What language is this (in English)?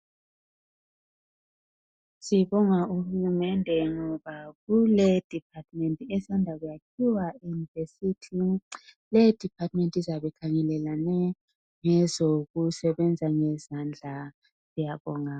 North Ndebele